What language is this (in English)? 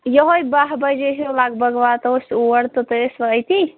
Kashmiri